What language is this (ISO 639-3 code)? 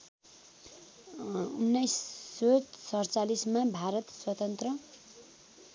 nep